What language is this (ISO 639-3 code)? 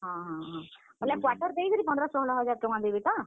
ori